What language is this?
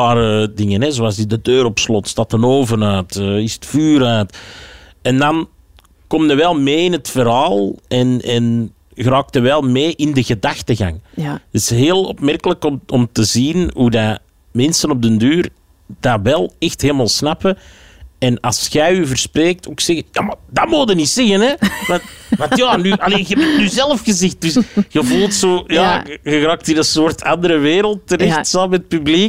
Dutch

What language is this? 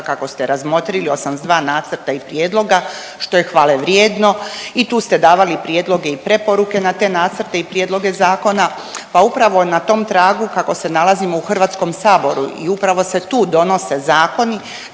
Croatian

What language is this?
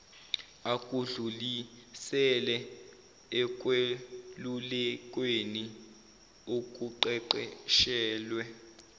Zulu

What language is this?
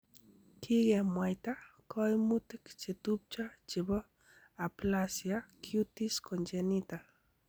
Kalenjin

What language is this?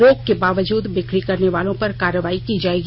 Hindi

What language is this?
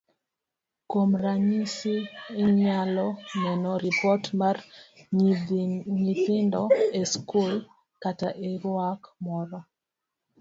Luo (Kenya and Tanzania)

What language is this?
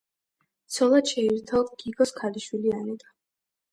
Georgian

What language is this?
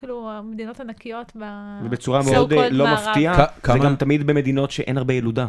Hebrew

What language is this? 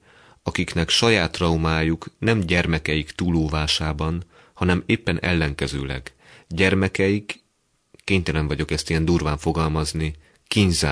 Hungarian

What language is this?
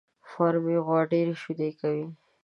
Pashto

